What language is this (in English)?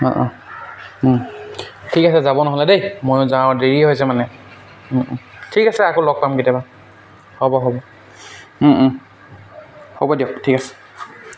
Assamese